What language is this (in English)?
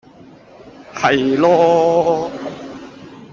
Cantonese